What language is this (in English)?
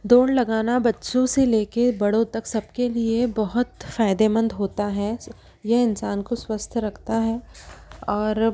Hindi